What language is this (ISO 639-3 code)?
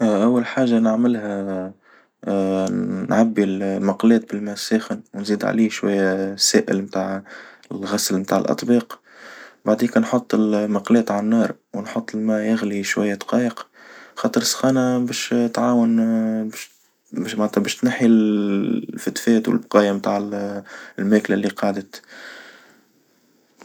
aeb